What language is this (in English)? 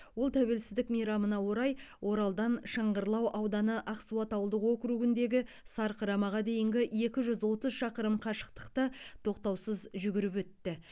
Kazakh